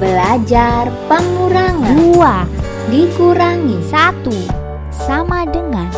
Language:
Indonesian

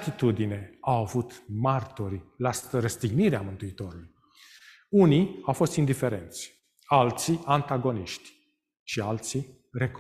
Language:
Romanian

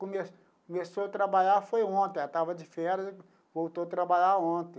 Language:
Portuguese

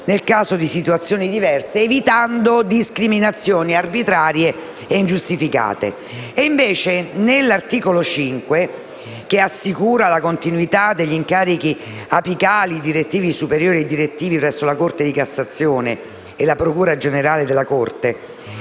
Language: Italian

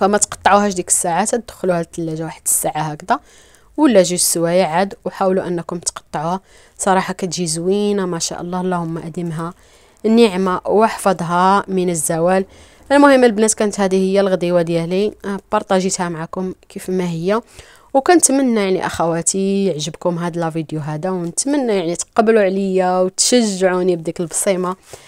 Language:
Arabic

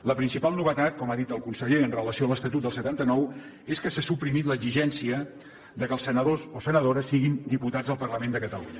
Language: Catalan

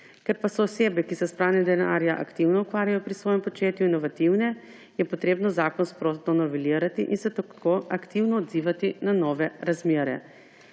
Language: Slovenian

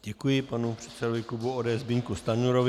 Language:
Czech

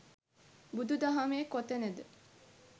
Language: Sinhala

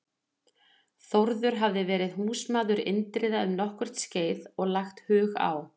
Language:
Icelandic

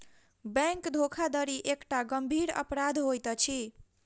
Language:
Maithili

